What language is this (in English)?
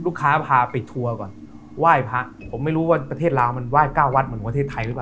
Thai